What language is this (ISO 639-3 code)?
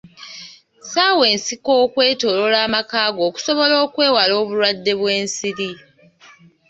lug